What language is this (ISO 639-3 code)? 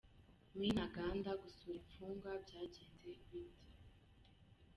kin